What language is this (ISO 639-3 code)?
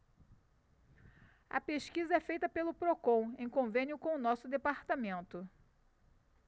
por